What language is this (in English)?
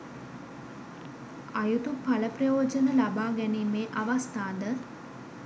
Sinhala